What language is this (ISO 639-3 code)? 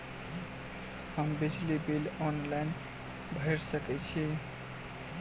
mai